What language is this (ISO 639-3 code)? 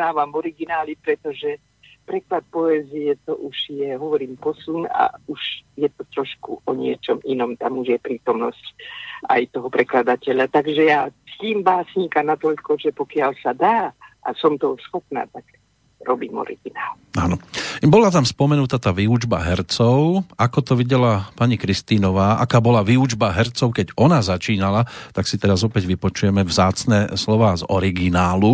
slk